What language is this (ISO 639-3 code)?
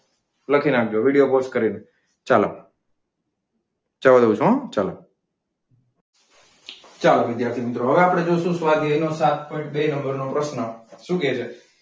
guj